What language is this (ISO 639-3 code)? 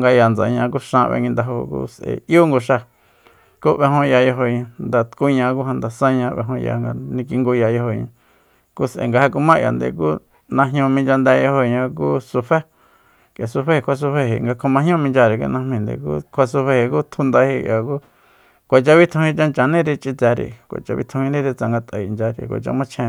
vmp